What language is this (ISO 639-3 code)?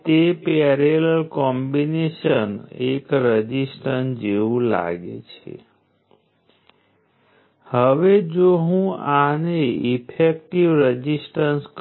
guj